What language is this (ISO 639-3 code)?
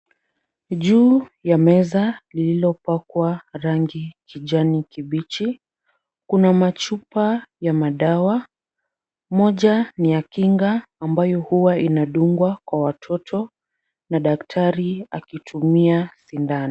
swa